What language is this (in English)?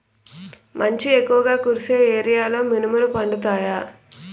Telugu